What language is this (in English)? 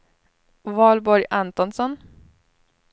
Swedish